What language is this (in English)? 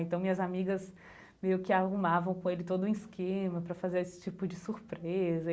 Portuguese